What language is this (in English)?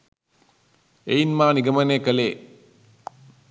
Sinhala